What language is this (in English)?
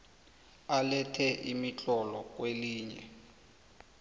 South Ndebele